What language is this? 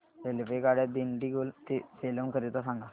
Marathi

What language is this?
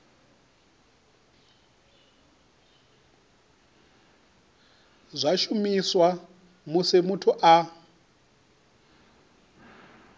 Venda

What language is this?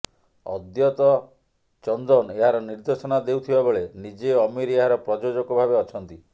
Odia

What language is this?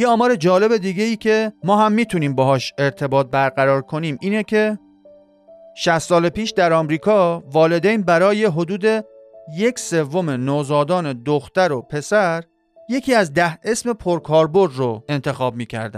Persian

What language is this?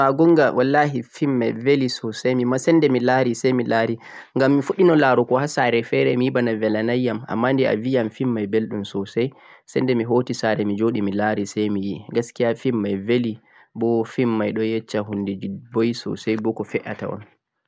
Central-Eastern Niger Fulfulde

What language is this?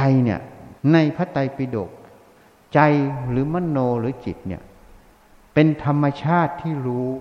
Thai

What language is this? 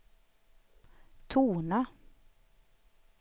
Swedish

